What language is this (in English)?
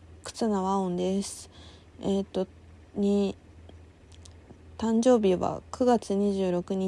Japanese